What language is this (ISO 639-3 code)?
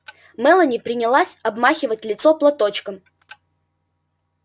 rus